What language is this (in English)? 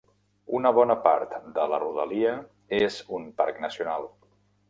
Catalan